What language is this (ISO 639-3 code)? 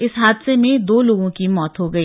hin